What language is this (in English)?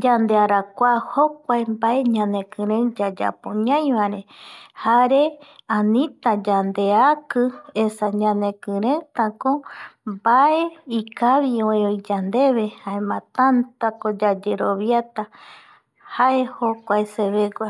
Eastern Bolivian Guaraní